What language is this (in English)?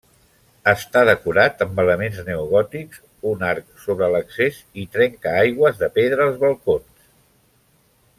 Catalan